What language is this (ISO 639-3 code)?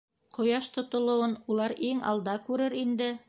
bak